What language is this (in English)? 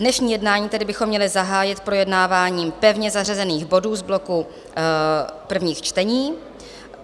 Czech